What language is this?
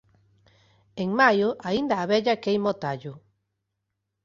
Galician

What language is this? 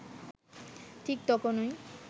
Bangla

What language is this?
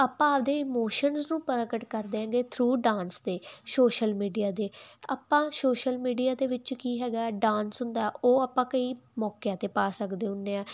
Punjabi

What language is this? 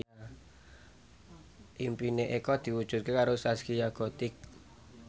Javanese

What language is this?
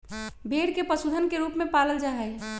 Magahi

